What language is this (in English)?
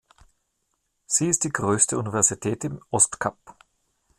German